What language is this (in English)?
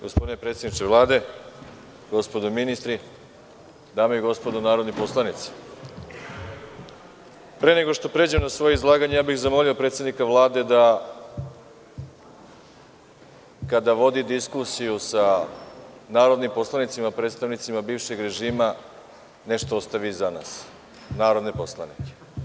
Serbian